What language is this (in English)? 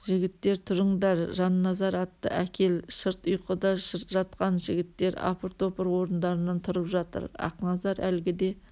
Kazakh